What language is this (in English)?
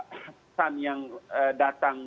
Indonesian